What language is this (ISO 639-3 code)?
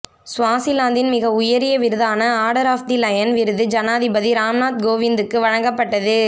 tam